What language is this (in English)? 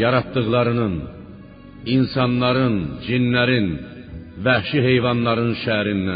Persian